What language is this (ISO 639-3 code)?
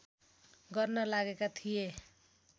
nep